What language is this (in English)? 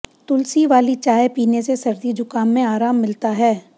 Hindi